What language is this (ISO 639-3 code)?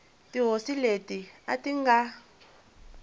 tso